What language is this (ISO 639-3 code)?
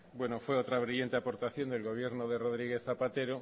spa